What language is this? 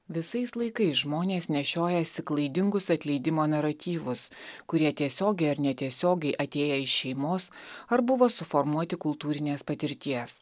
Lithuanian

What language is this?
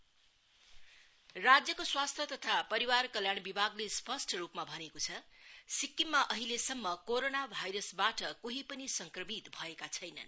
Nepali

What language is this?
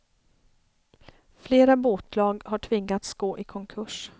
Swedish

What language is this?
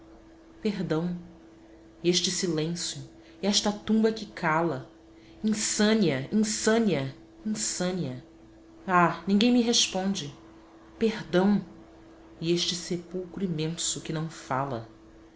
Portuguese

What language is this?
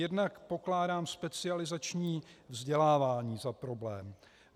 Czech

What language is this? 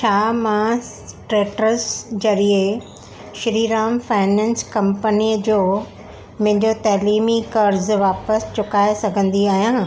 Sindhi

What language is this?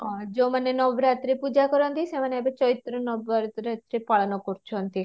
Odia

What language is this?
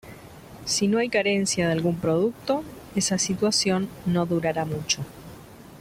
Spanish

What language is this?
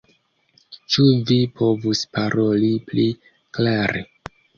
Esperanto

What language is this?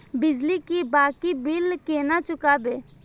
Maithili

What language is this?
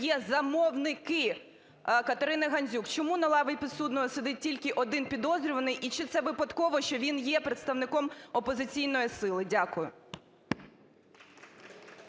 Ukrainian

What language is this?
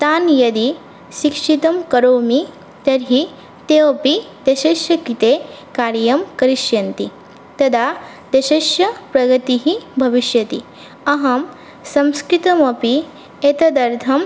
Sanskrit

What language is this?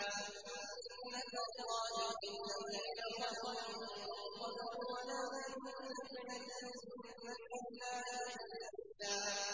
Arabic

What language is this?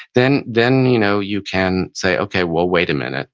English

